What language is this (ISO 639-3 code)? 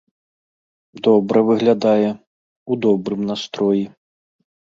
bel